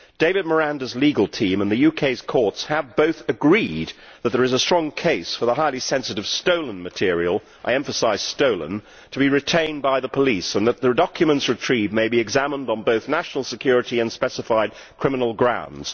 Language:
English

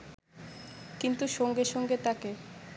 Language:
Bangla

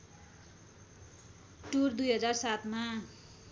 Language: Nepali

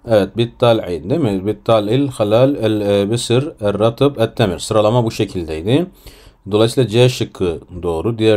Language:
Turkish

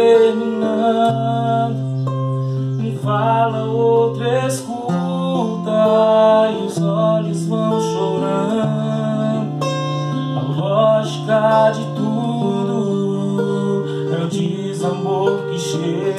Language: Portuguese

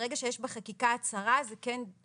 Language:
Hebrew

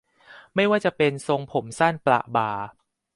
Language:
Thai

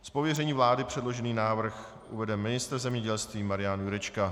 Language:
Czech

